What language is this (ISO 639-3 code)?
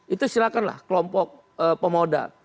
ind